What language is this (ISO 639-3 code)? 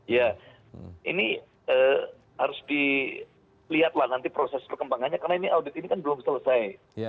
ind